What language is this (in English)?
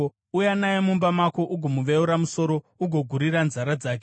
Shona